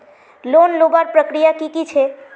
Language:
Magahi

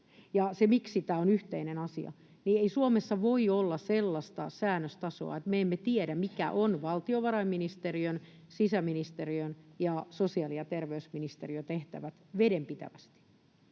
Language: Finnish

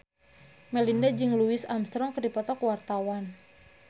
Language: Sundanese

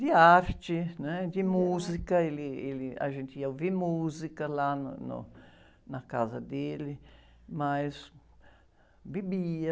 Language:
Portuguese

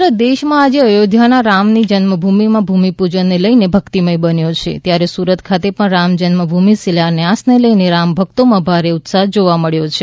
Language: Gujarati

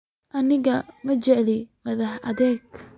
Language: Somali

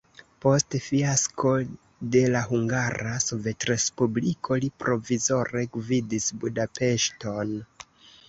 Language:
Esperanto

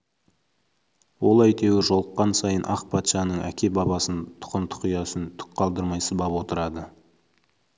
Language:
Kazakh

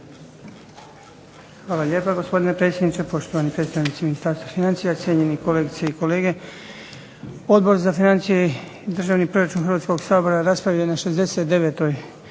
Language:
Croatian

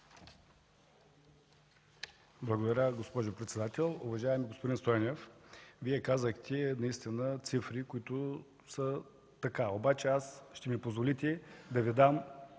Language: Bulgarian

